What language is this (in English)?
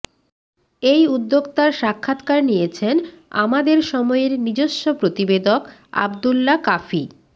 Bangla